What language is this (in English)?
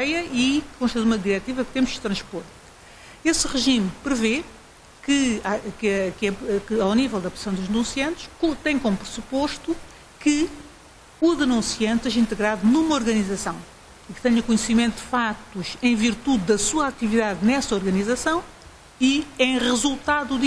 Portuguese